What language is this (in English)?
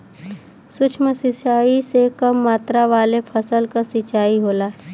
Bhojpuri